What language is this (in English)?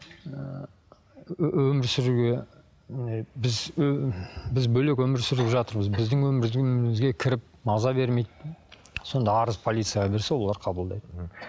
Kazakh